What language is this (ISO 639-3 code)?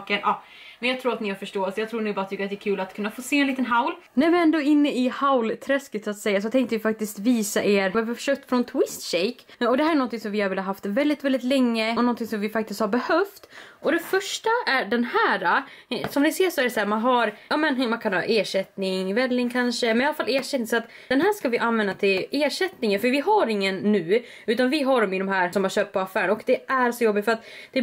swe